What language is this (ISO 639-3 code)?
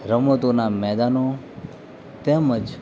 guj